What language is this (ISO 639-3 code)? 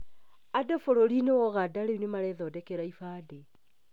kik